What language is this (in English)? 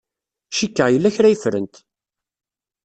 Kabyle